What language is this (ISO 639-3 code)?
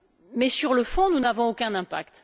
fra